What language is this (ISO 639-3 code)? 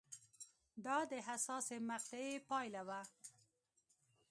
pus